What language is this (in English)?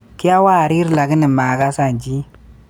Kalenjin